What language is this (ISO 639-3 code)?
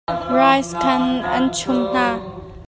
cnh